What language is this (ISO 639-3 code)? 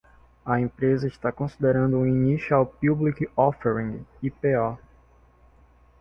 por